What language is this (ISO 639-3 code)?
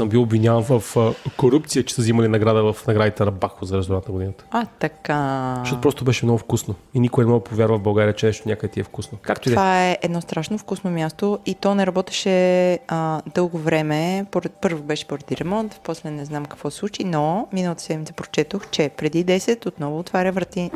bul